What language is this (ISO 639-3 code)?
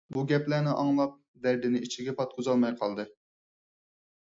uig